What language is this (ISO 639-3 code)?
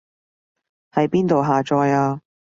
yue